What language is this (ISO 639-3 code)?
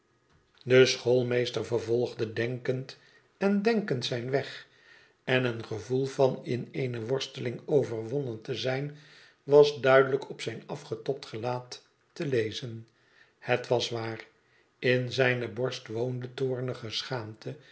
nld